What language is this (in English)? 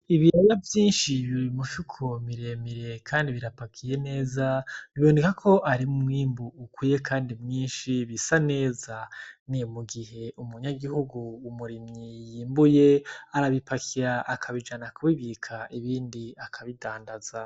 Rundi